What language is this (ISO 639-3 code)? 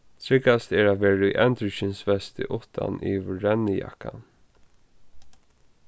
fao